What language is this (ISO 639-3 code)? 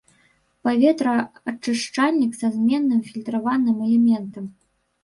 bel